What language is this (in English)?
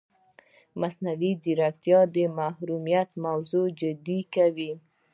Pashto